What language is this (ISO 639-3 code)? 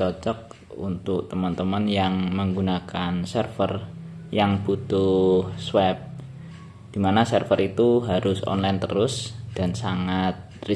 ind